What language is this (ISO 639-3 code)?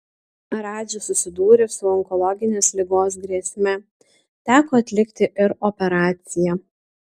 lit